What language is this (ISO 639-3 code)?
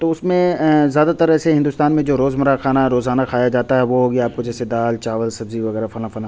urd